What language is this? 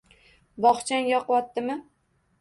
Uzbek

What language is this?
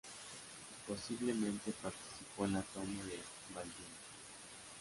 Spanish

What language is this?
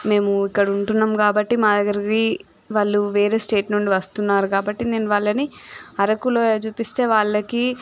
Telugu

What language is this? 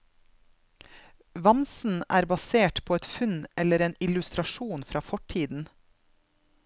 Norwegian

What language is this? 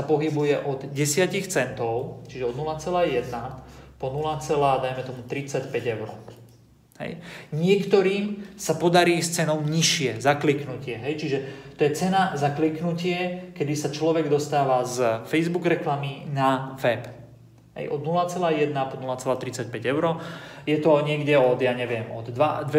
Slovak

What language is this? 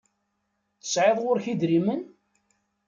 Kabyle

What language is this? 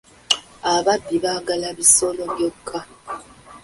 Ganda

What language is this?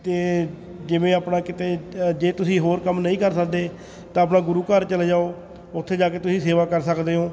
Punjabi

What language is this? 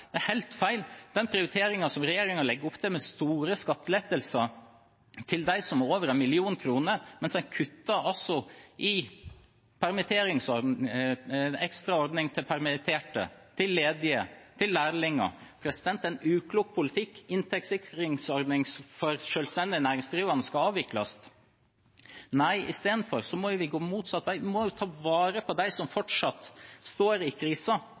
Norwegian Bokmål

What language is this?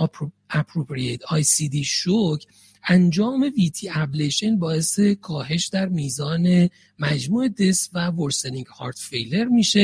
Persian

